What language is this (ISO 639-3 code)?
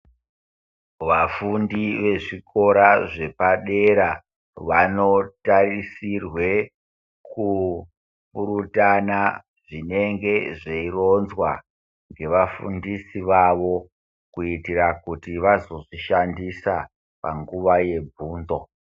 ndc